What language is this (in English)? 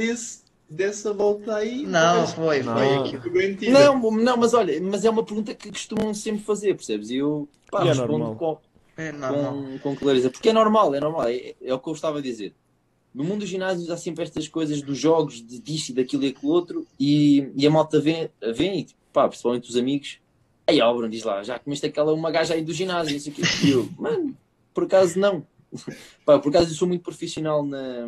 Portuguese